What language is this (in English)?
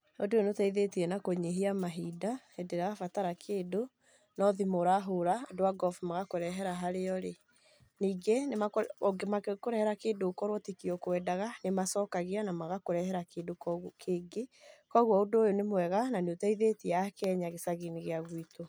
Kikuyu